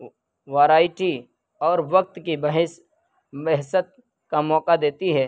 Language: Urdu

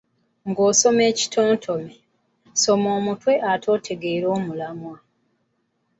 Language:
Ganda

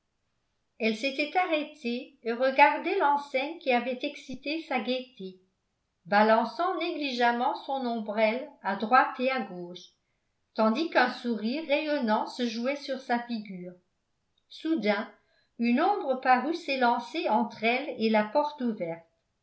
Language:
French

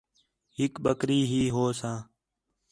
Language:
Khetrani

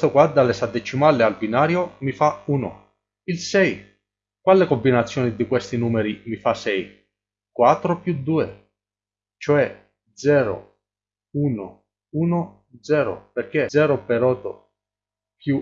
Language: Italian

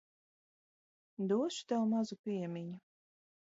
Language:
Latvian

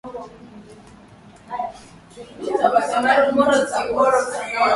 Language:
Swahili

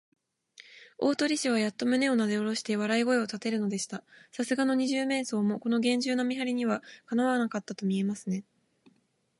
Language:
Japanese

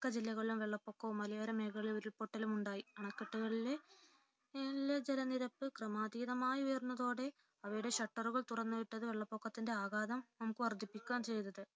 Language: Malayalam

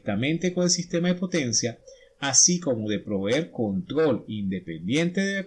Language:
Spanish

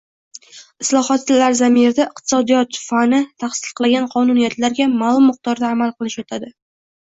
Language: Uzbek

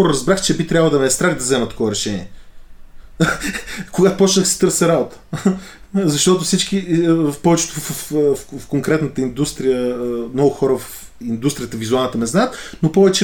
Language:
Bulgarian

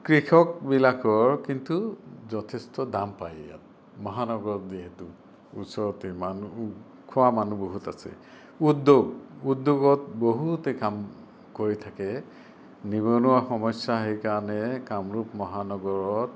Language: Assamese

